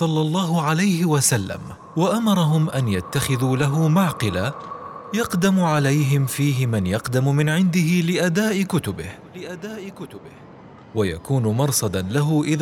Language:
Arabic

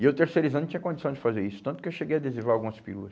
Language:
Portuguese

